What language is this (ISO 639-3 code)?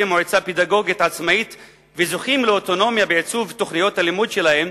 heb